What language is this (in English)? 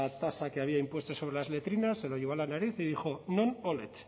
Spanish